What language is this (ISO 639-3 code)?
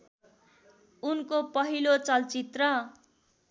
nep